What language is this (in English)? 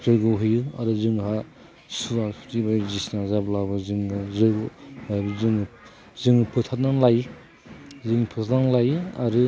Bodo